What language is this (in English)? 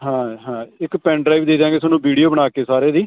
Punjabi